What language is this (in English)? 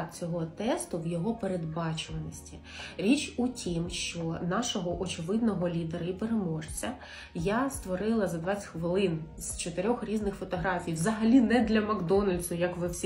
Ukrainian